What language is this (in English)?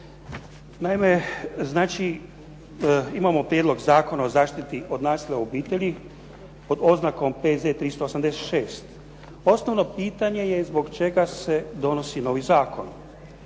Croatian